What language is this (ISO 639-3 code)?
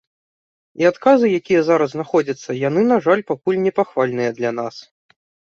bel